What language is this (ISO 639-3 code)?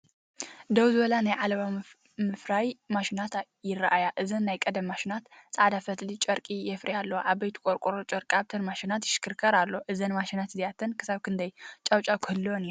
tir